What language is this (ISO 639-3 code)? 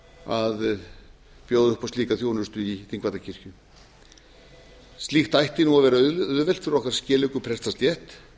isl